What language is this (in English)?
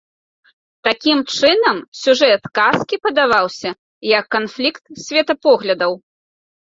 Belarusian